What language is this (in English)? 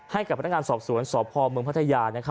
Thai